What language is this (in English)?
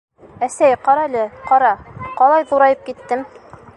Bashkir